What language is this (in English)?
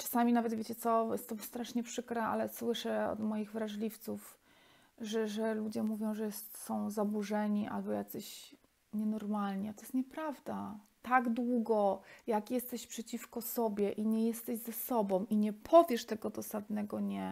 Polish